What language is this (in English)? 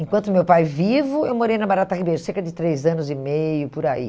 Portuguese